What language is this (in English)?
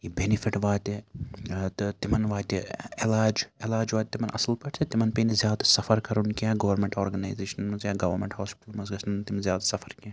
Kashmiri